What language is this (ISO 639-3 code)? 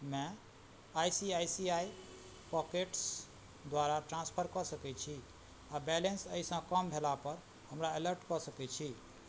mai